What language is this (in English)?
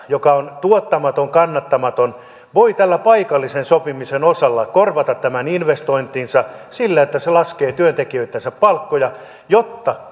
Finnish